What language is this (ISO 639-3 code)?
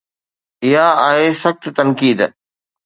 snd